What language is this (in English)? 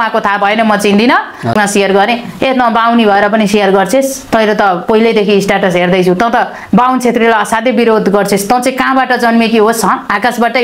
Indonesian